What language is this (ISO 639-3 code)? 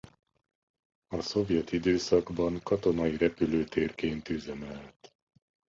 hun